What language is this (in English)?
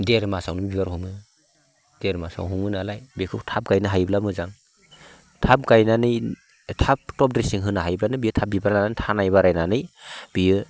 Bodo